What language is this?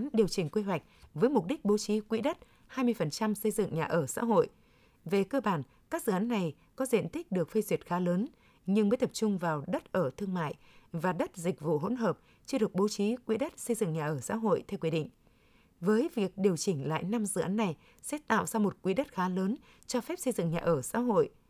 Vietnamese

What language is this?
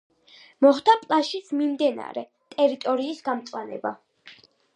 Georgian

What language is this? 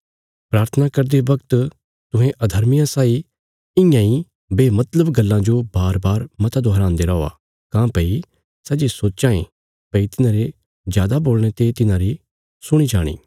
Bilaspuri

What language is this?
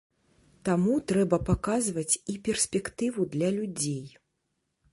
Belarusian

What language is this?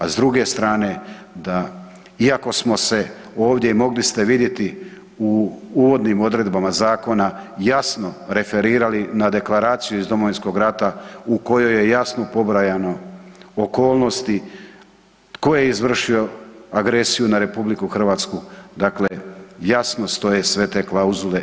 Croatian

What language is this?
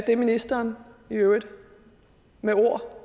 Danish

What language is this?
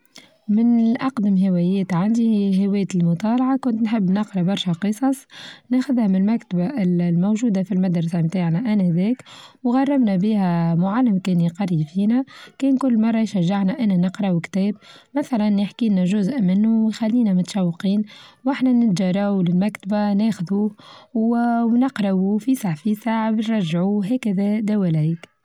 Tunisian Arabic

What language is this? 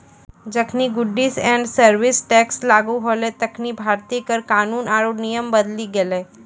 Maithili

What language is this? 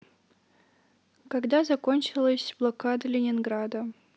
Russian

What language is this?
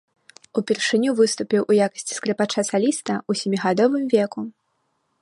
Belarusian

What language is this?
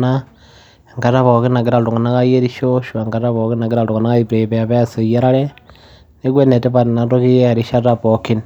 Masai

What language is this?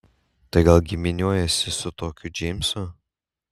Lithuanian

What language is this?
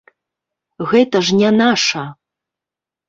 Belarusian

